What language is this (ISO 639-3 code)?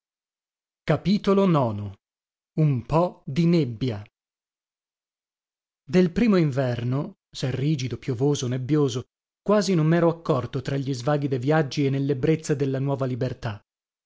ita